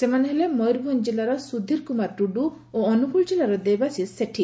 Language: Odia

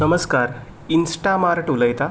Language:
Konkani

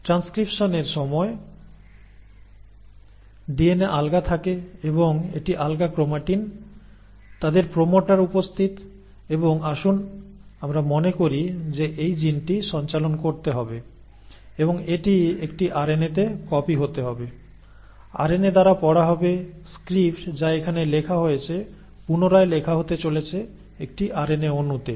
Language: Bangla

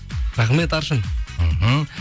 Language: Kazakh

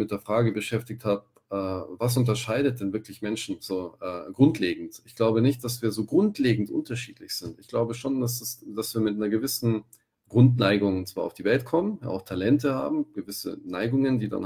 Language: German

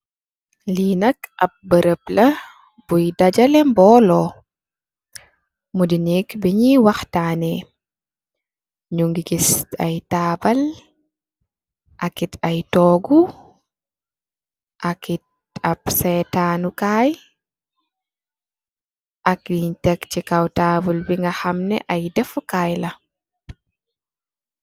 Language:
Wolof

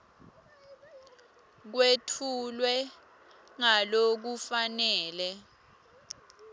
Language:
Swati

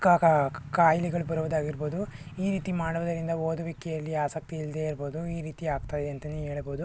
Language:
Kannada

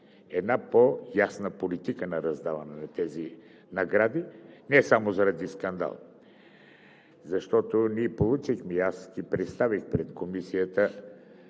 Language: Bulgarian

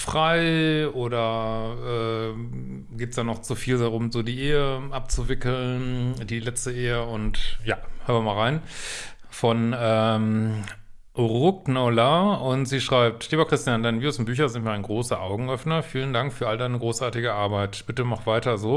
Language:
German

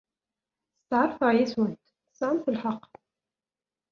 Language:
Kabyle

